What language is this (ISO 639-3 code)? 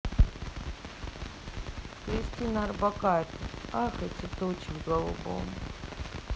rus